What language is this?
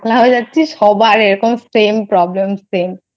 Bangla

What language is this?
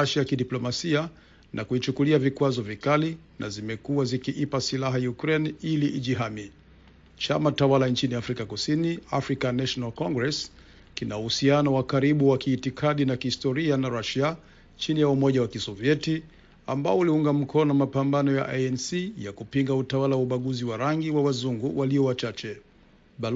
Swahili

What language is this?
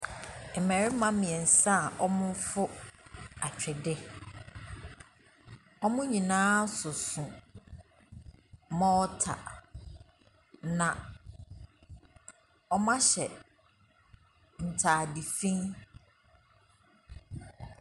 Akan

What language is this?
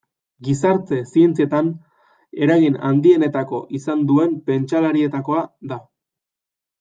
Basque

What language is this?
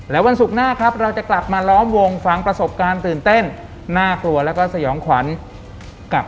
Thai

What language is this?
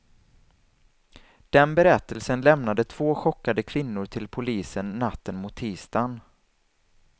Swedish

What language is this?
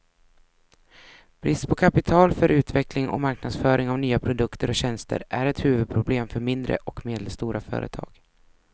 Swedish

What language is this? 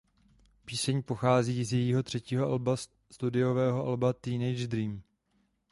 Czech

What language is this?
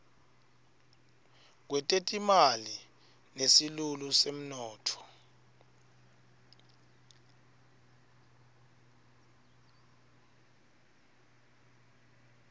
Swati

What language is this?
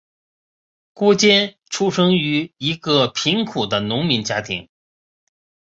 Chinese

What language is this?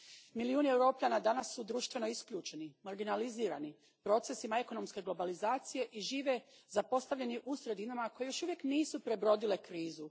Croatian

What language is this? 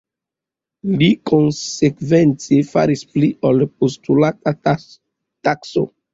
Esperanto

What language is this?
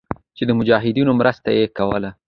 Pashto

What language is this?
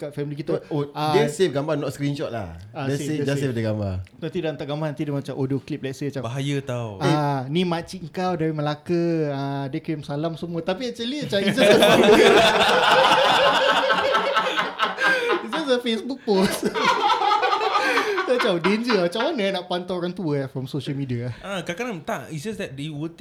Malay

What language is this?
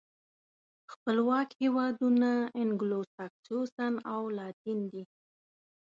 Pashto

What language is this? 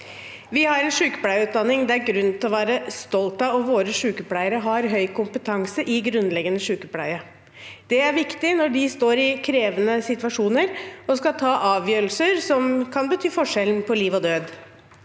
Norwegian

